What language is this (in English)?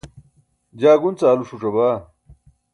Burushaski